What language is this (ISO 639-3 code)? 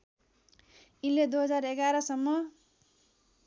nep